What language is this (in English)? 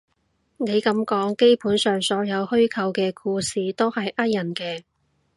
Cantonese